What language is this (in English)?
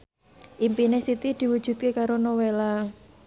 Javanese